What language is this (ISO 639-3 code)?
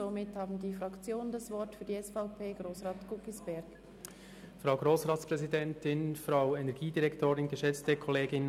gsw